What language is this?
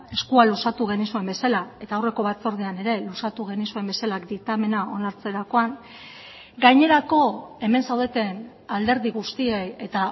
Basque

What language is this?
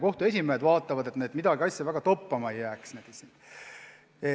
Estonian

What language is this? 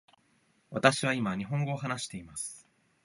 Japanese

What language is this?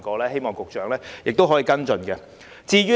Cantonese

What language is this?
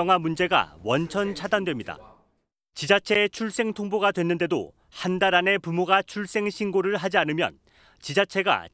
Korean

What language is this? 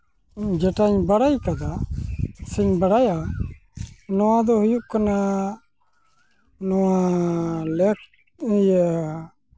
Santali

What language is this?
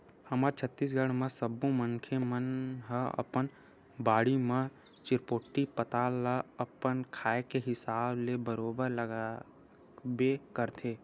Chhattisgarhi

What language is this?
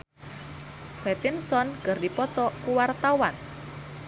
Sundanese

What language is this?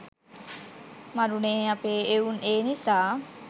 Sinhala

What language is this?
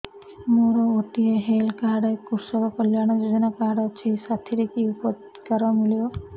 Odia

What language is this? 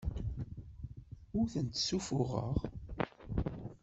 Kabyle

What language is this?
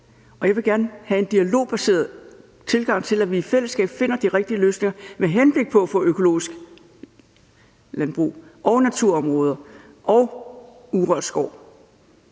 Danish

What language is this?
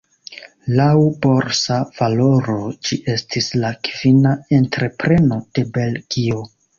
Esperanto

